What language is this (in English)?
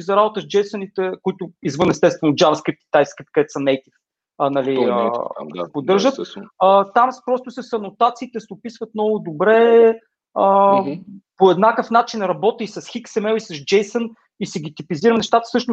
Bulgarian